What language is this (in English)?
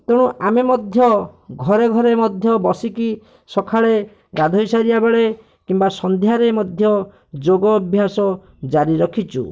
Odia